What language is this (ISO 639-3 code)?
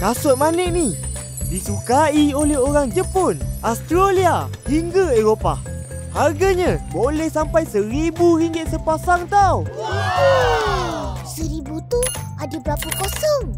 msa